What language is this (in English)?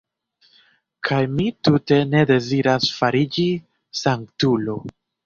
Esperanto